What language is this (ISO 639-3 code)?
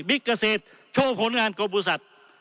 tha